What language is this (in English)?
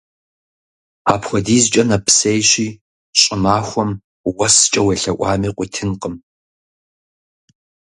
Kabardian